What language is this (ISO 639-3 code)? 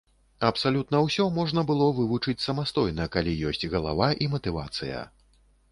bel